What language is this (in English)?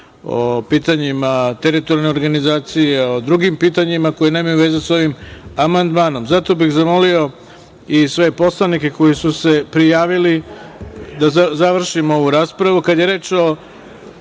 Serbian